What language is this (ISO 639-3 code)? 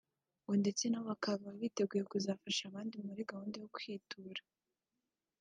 kin